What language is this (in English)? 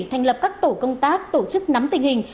Vietnamese